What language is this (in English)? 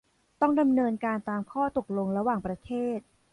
Thai